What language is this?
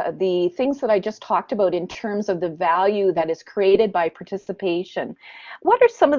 English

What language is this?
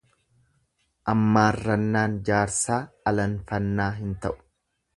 Oromo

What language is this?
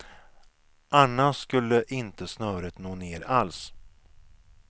Swedish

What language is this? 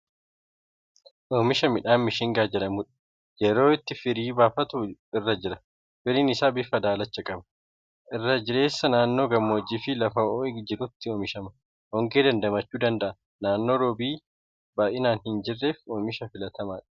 Oromo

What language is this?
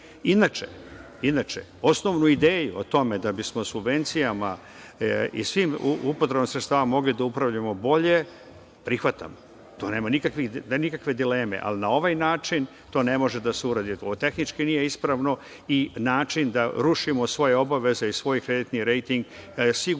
Serbian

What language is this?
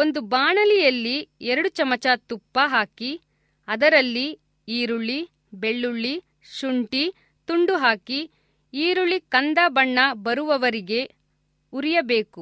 Kannada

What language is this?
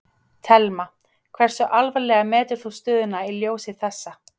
Icelandic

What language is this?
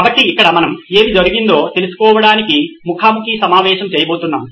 Telugu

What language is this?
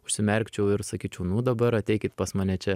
Lithuanian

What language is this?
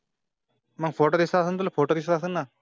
Marathi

